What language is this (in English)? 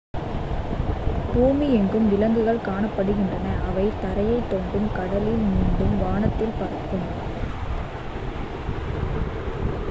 Tamil